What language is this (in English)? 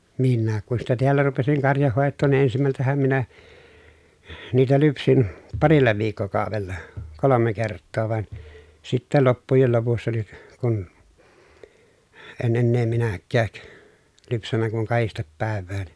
Finnish